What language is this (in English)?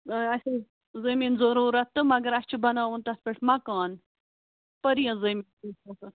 Kashmiri